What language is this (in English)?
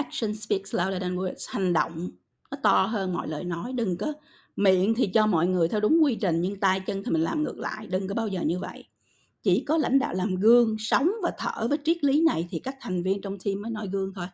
Vietnamese